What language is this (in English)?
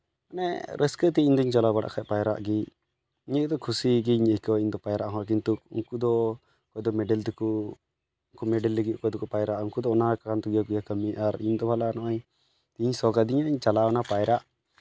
Santali